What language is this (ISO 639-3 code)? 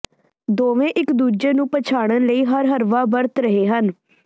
pan